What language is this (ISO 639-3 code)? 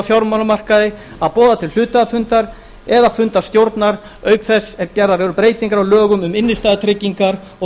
isl